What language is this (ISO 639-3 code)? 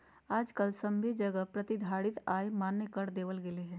mag